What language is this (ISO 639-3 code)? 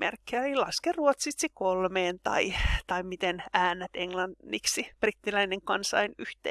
fin